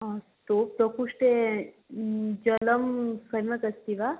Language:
Sanskrit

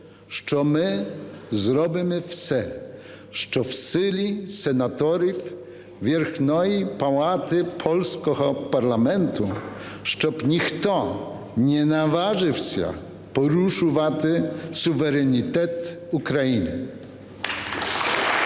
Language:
Ukrainian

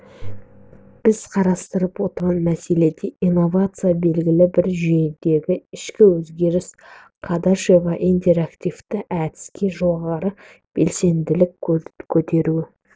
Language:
Kazakh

